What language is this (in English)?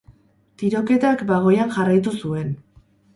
Basque